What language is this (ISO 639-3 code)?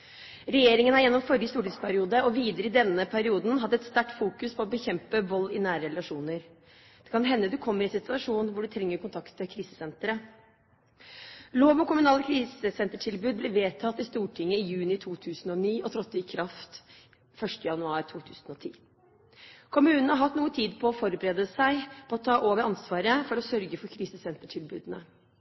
nob